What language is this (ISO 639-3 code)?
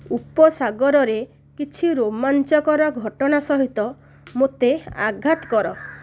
ori